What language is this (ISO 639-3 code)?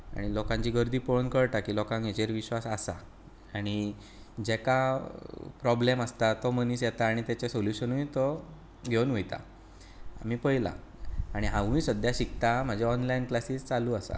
kok